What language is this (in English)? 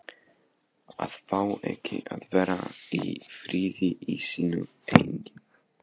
Icelandic